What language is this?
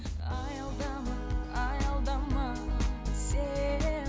Kazakh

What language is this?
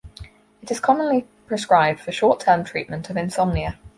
English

